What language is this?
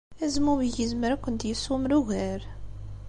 Kabyle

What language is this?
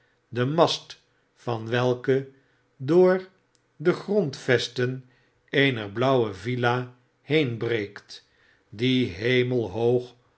Dutch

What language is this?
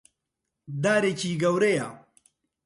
Central Kurdish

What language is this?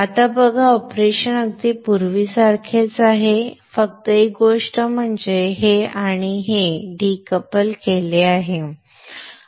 Marathi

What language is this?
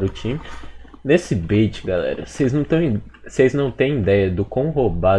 Portuguese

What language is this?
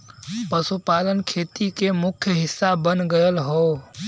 Bhojpuri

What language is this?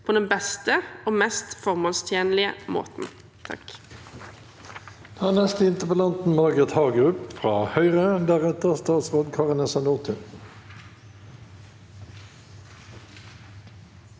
Norwegian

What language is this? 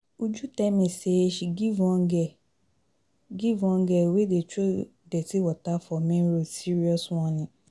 Nigerian Pidgin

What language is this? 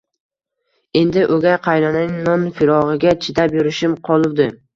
Uzbek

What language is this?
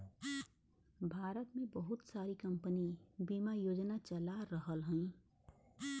Bhojpuri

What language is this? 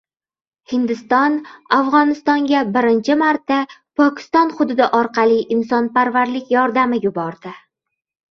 Uzbek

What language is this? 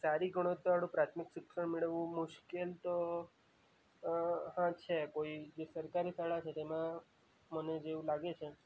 Gujarati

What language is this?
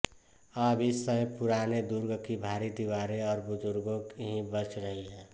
Hindi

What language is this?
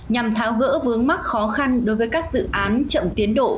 Vietnamese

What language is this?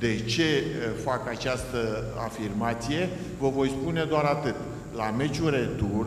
Romanian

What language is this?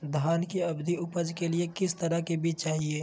Magahi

